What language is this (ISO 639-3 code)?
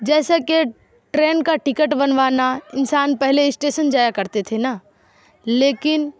urd